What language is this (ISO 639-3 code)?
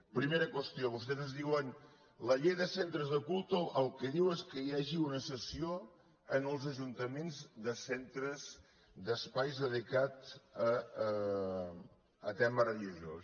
cat